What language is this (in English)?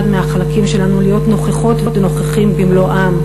Hebrew